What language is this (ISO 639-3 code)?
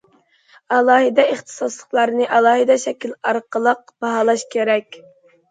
uig